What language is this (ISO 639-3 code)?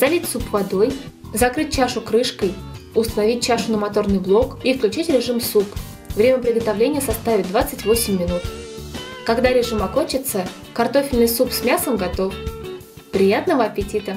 rus